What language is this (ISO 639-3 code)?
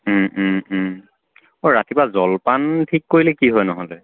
asm